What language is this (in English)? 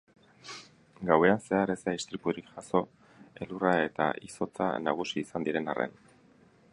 Basque